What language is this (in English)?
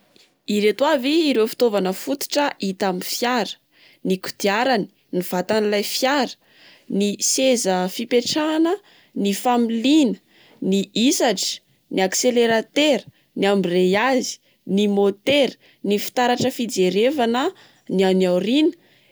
Malagasy